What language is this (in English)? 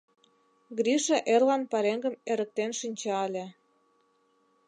Mari